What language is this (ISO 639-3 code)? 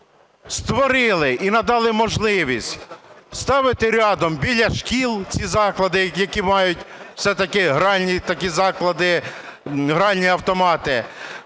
ukr